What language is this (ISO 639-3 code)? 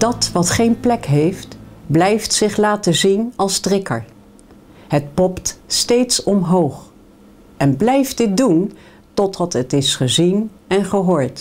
nld